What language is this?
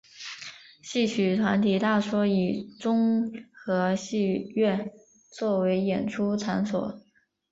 Chinese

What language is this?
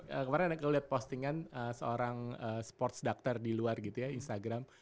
Indonesian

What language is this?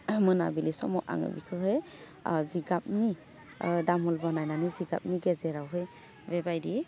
Bodo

